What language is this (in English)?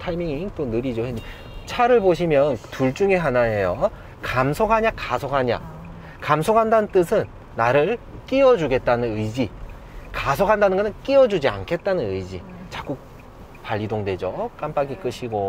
Korean